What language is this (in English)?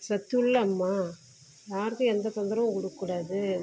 Tamil